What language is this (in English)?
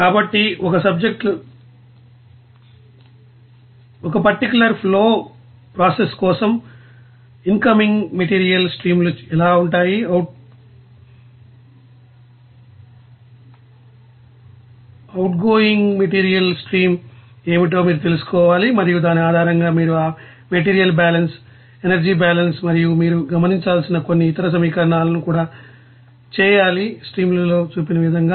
Telugu